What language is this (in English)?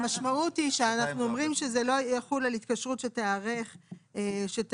Hebrew